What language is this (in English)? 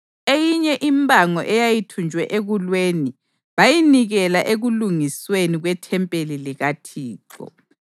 North Ndebele